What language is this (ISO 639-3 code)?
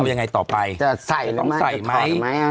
tha